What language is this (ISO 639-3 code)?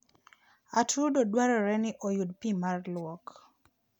luo